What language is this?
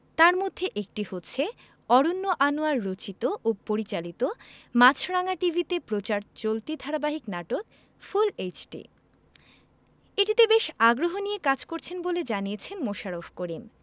Bangla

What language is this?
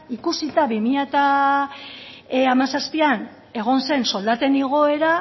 Basque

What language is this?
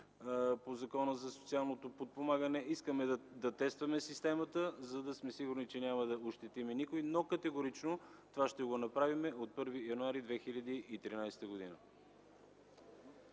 Bulgarian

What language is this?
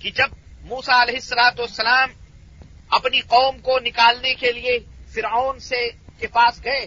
Urdu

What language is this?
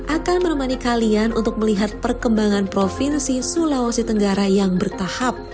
Indonesian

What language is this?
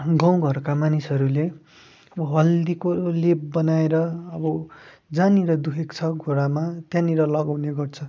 Nepali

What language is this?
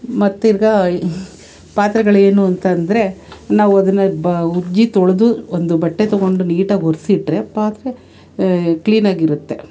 Kannada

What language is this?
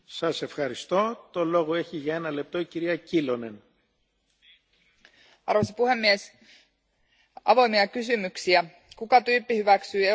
Finnish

